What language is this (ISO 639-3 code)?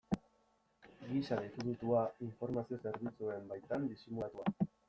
eus